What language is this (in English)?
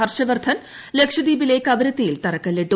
Malayalam